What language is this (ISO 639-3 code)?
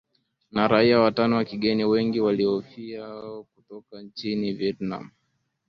swa